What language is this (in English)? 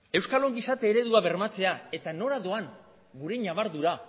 Basque